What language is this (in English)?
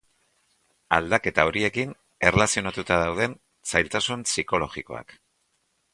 Basque